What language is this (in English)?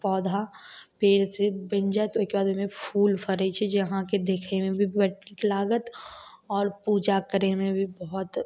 Maithili